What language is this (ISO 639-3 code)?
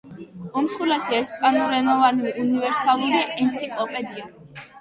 kat